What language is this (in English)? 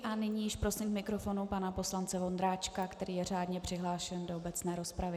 Czech